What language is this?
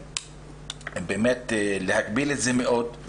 Hebrew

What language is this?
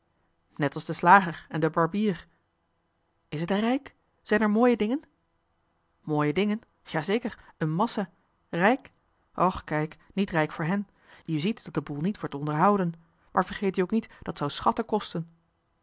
Dutch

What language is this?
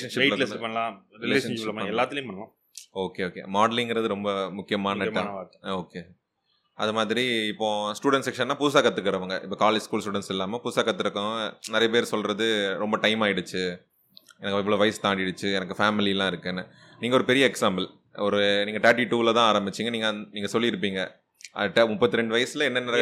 Tamil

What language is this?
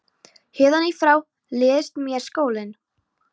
Icelandic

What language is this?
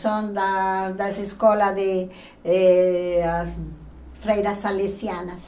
Portuguese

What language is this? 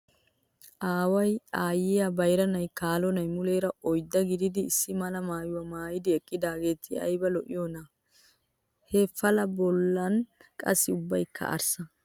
Wolaytta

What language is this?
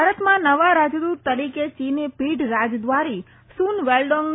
Gujarati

